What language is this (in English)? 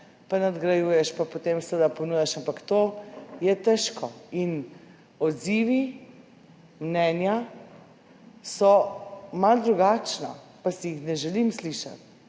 Slovenian